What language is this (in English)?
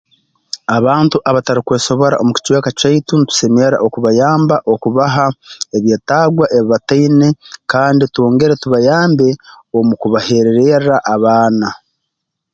Tooro